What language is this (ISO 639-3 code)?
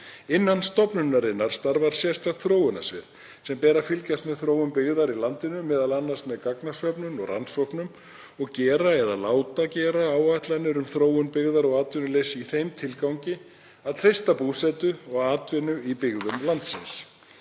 isl